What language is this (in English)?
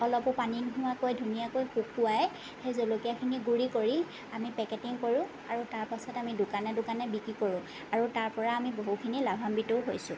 Assamese